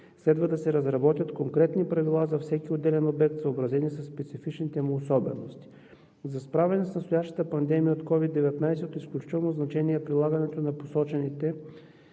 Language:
Bulgarian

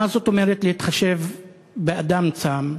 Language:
Hebrew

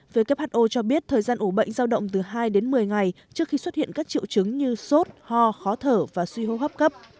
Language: Vietnamese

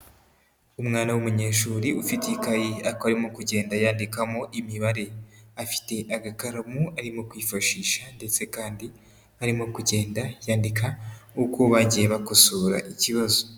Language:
Kinyarwanda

